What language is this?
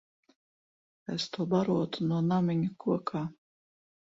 Latvian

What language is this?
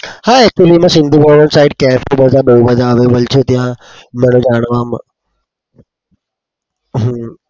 Gujarati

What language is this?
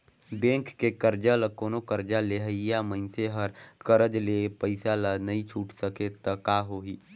Chhattisgarhi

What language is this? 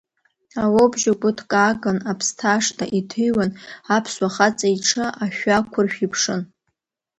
Abkhazian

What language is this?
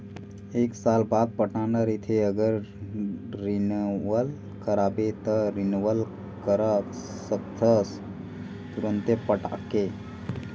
Chhattisgarhi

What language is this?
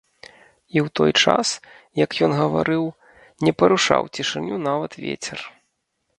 Belarusian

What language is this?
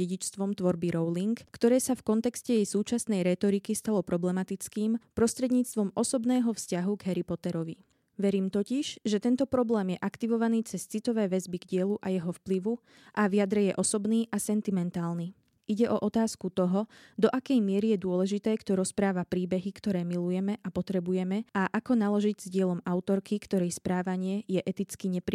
Slovak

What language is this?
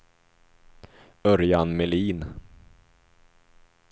Swedish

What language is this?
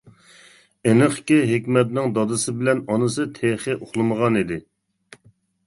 Uyghur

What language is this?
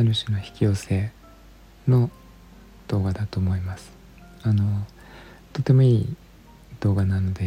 Japanese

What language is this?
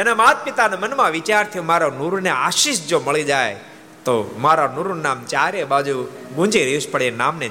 Gujarati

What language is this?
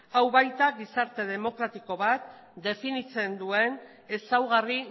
Basque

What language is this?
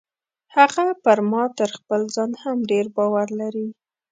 Pashto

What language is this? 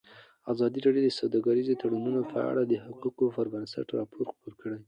Pashto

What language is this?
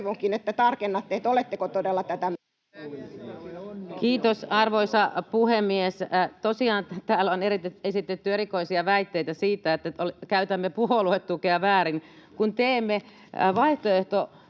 Finnish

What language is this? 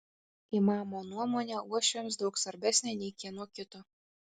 Lithuanian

